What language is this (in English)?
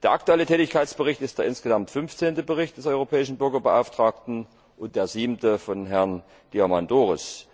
German